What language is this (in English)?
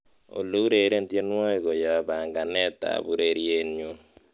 Kalenjin